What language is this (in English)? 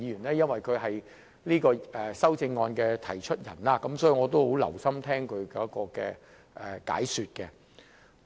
Cantonese